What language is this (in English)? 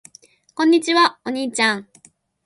Japanese